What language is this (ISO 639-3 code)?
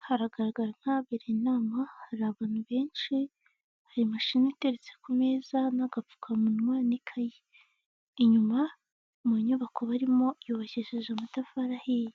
kin